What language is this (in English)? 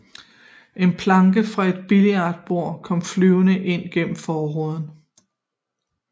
Danish